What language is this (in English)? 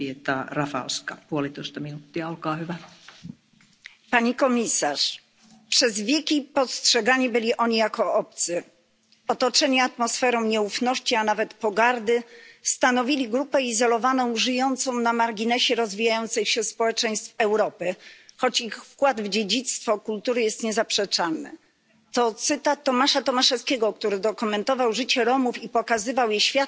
Polish